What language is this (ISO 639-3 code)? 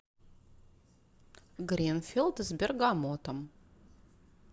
rus